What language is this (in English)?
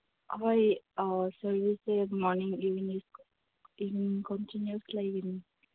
Manipuri